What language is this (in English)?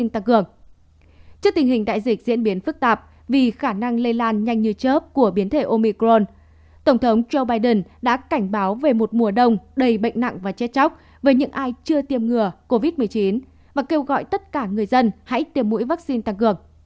Vietnamese